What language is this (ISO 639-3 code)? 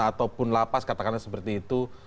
ind